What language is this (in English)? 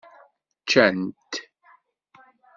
Kabyle